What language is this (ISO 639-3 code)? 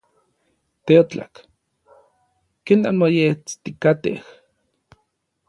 nlv